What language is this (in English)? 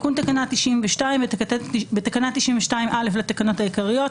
Hebrew